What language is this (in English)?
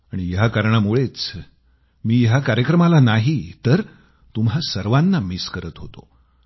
Marathi